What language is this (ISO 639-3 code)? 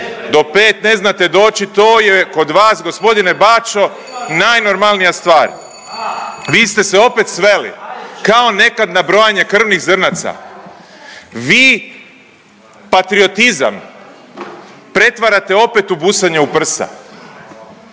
hrv